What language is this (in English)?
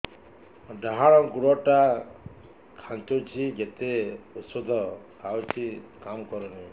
Odia